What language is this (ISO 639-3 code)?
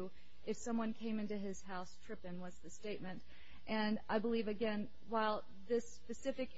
eng